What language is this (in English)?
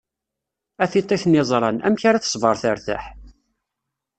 Kabyle